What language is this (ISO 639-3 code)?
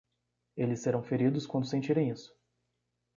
por